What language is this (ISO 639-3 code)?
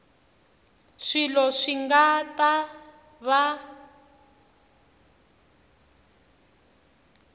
tso